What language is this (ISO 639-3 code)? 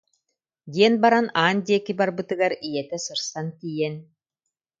sah